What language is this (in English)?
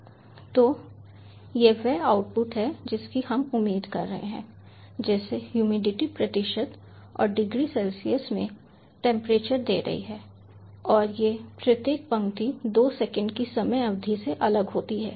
Hindi